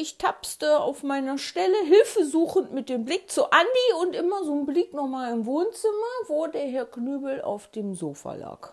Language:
German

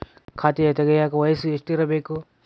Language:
Kannada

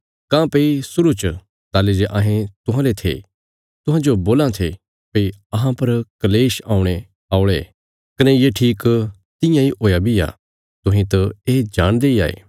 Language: Bilaspuri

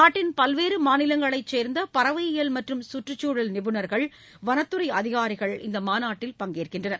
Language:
Tamil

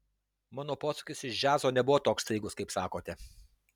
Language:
Lithuanian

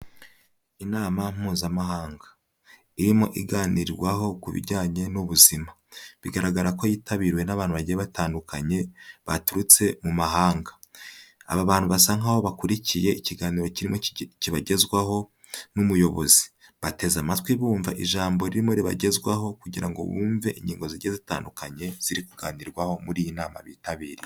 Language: Kinyarwanda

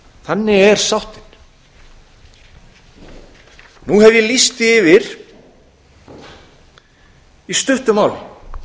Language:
Icelandic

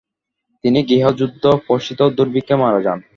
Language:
Bangla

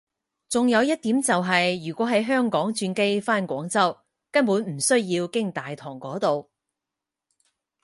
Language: Cantonese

